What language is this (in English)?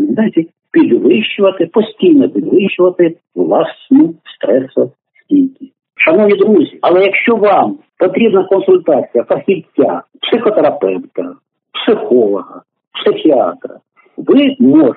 Ukrainian